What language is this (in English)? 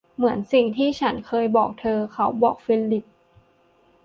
Thai